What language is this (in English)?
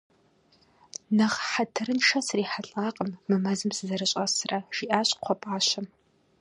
Kabardian